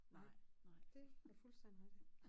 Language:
Danish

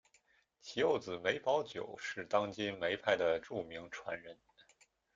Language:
Chinese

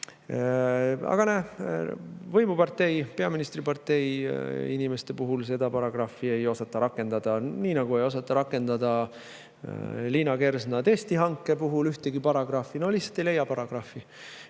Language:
Estonian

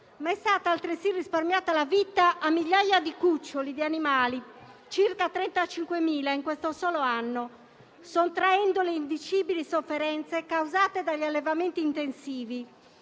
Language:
Italian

